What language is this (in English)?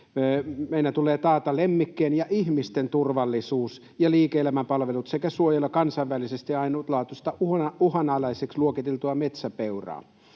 Finnish